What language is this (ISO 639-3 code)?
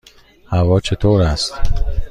fas